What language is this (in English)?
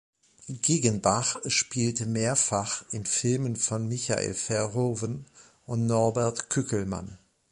German